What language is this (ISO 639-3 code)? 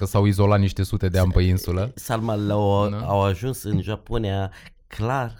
ron